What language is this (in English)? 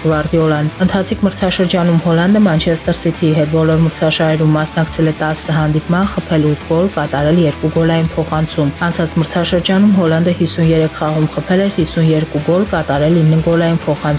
Persian